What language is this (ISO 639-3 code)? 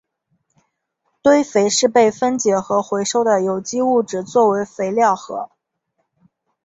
zho